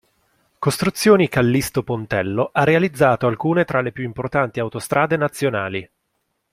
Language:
Italian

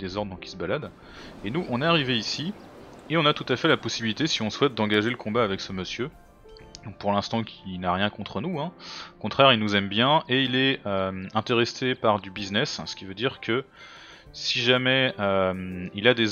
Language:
French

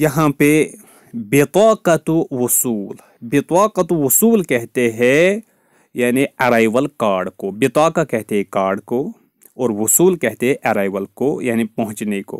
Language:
Hindi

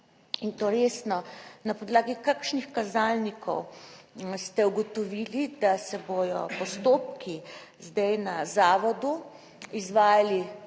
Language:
Slovenian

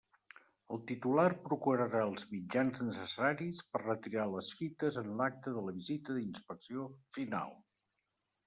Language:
Catalan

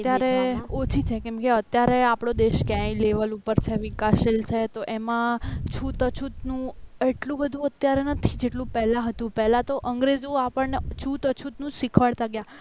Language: Gujarati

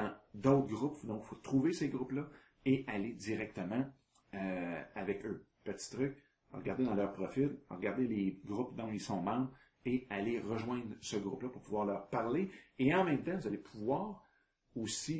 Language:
French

